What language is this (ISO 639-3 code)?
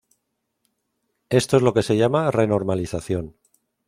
spa